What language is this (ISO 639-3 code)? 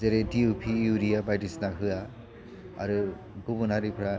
brx